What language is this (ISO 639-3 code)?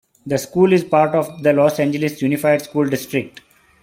eng